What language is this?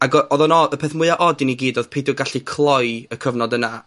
Welsh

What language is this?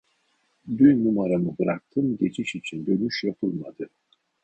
Turkish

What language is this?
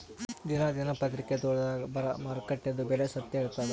Kannada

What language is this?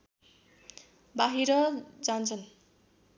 Nepali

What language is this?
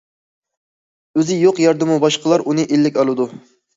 Uyghur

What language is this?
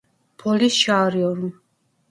Turkish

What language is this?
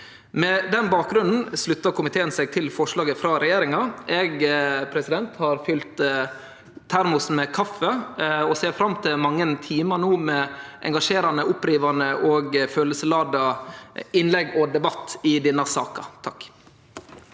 Norwegian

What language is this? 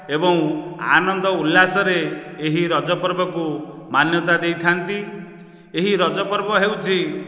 Odia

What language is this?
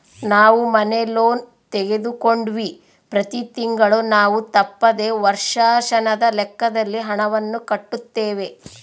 Kannada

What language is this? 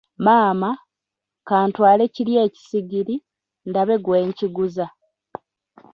Ganda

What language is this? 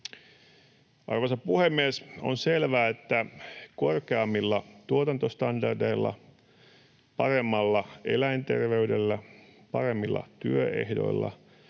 Finnish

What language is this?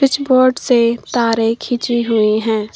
Hindi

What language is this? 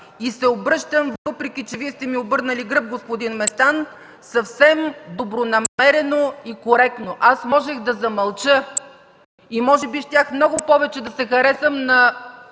Bulgarian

